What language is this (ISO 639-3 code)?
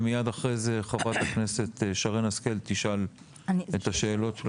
heb